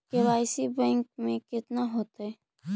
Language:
Magahi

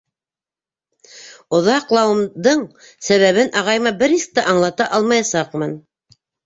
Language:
Bashkir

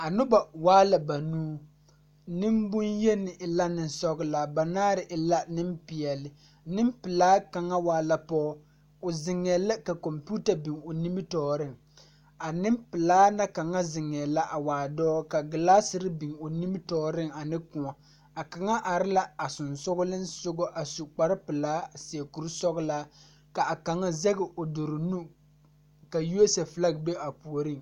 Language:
Southern Dagaare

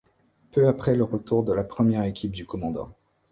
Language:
French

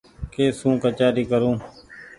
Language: Goaria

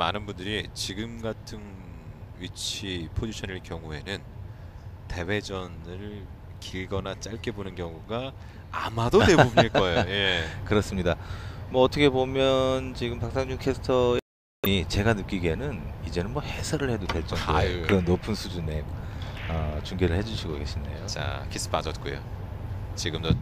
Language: Korean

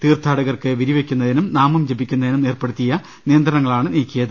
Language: Malayalam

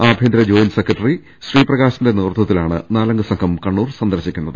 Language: Malayalam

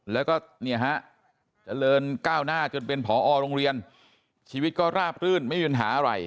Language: Thai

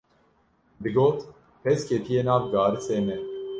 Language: Kurdish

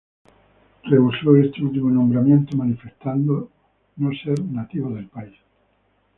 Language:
Spanish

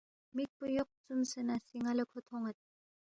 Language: Balti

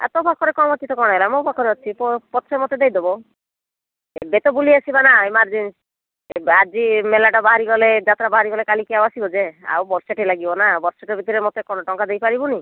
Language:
Odia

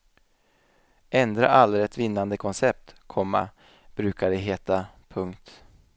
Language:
Swedish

